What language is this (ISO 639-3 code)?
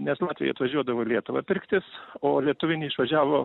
lit